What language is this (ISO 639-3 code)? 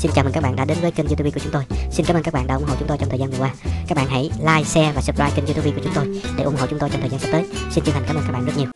vie